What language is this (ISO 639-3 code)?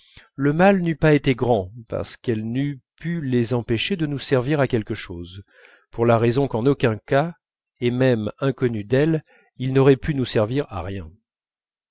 fra